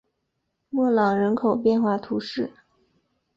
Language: Chinese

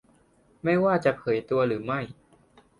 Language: Thai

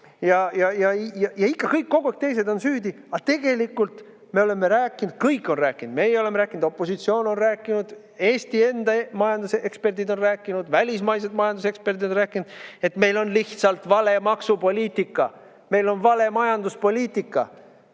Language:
Estonian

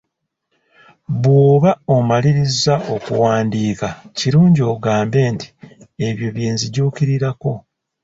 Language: Ganda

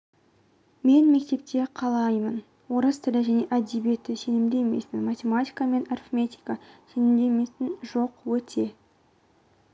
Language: Kazakh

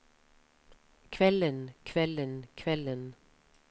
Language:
Norwegian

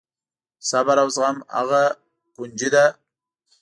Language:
Pashto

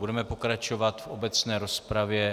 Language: Czech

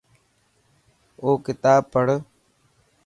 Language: Dhatki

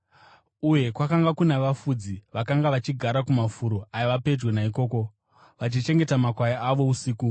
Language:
Shona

